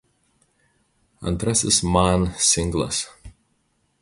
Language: Lithuanian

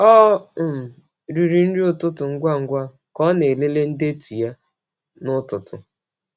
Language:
Igbo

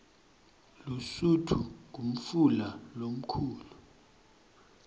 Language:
Swati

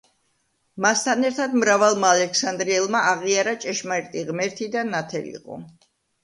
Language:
Georgian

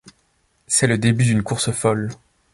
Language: French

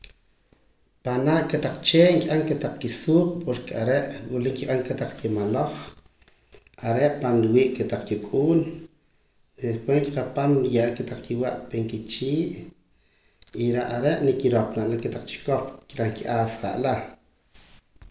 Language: Poqomam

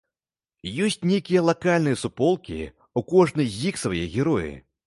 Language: Belarusian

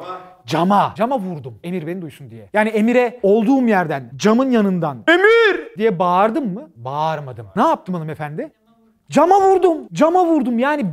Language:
Turkish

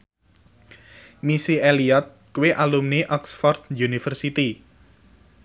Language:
Javanese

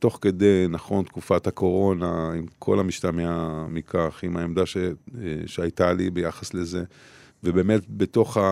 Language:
Hebrew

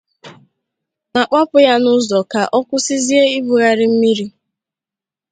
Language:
Igbo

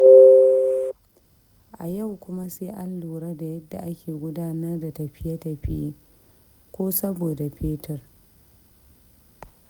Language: Hausa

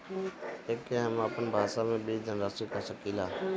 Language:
Bhojpuri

